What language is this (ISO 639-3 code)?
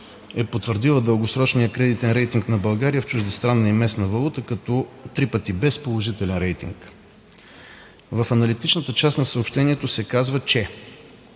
bul